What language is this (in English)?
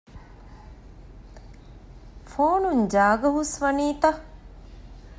Divehi